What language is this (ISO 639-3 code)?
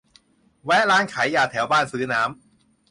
tha